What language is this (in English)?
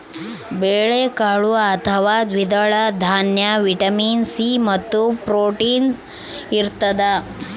Kannada